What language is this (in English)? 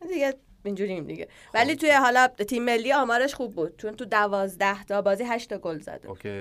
Persian